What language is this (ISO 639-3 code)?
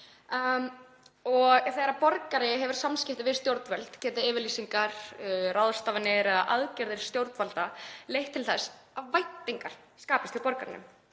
isl